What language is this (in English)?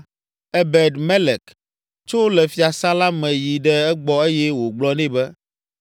Ewe